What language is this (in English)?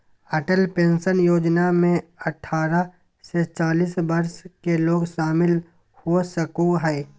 Magahi